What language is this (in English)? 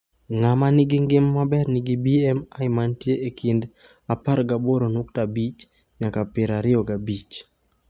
Luo (Kenya and Tanzania)